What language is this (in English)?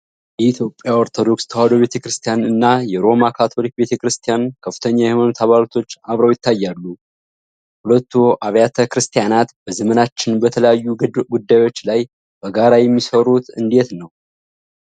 Amharic